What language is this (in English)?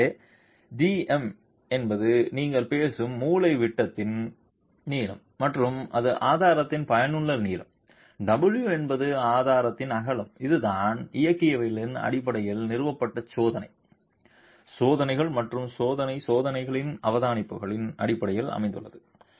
Tamil